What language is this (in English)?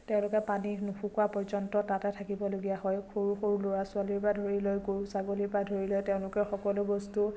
Assamese